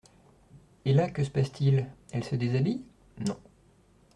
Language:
French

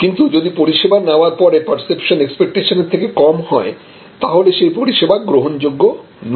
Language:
Bangla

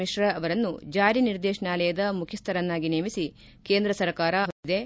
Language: Kannada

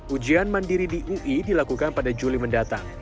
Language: Indonesian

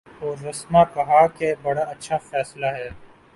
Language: Urdu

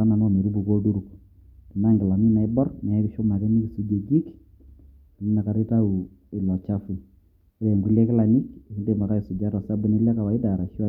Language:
Masai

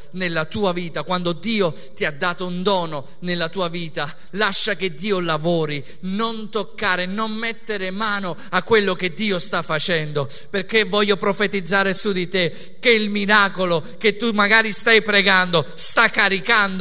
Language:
Italian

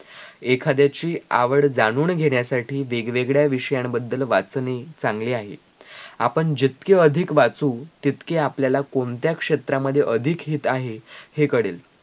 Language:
Marathi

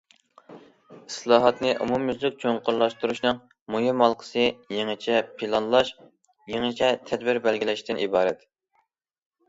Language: Uyghur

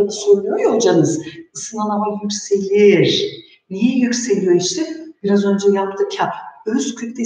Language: Turkish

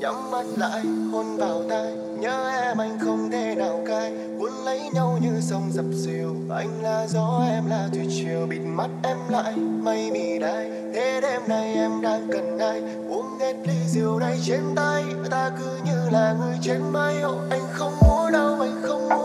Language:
Vietnamese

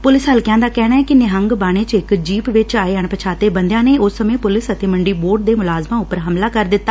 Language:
Punjabi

